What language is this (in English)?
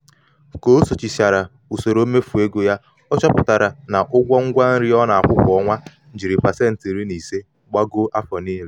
Igbo